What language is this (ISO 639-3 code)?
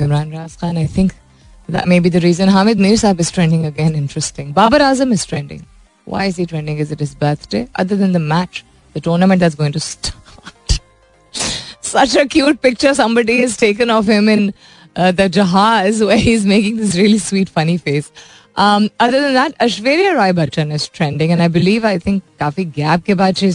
hin